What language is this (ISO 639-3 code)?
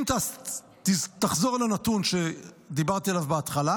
heb